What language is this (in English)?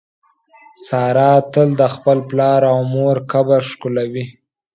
Pashto